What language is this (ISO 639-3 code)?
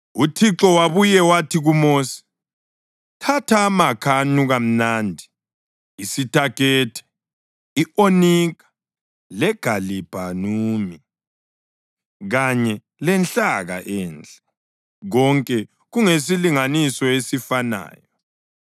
nde